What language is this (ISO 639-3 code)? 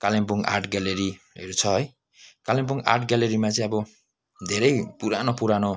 nep